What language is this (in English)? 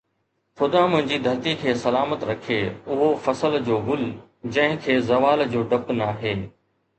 Sindhi